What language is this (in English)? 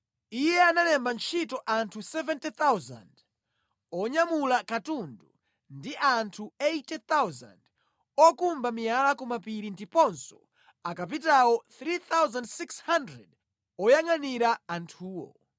Nyanja